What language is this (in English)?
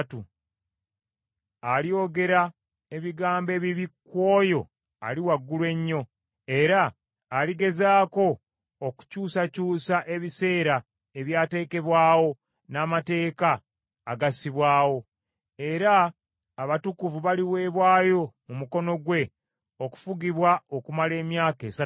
Ganda